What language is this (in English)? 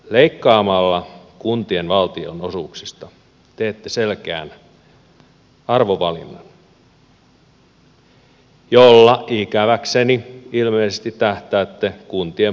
Finnish